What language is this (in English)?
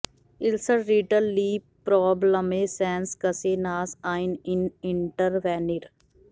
Punjabi